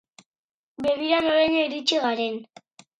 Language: Basque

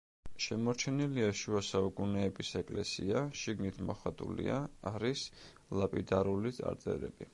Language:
Georgian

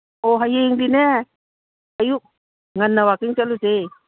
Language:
Manipuri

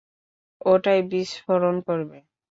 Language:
Bangla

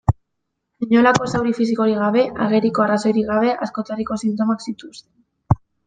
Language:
Basque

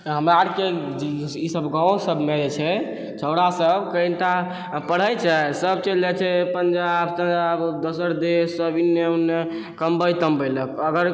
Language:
Maithili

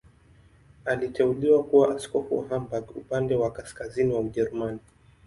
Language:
Swahili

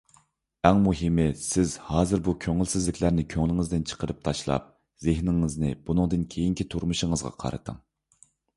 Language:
Uyghur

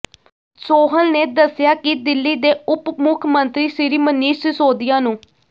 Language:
Punjabi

